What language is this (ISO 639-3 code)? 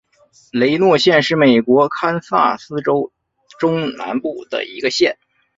zho